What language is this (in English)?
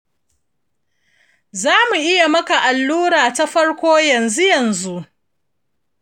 Hausa